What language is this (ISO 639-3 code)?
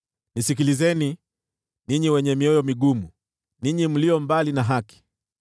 swa